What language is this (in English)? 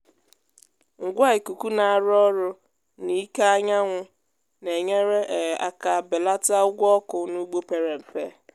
Igbo